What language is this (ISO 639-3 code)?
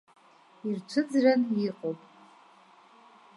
abk